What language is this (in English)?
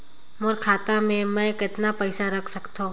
Chhattisgarhi